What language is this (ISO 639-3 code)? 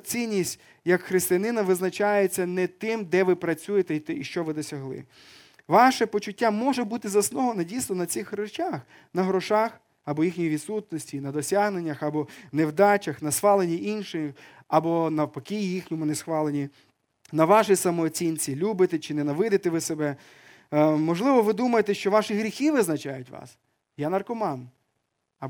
ukr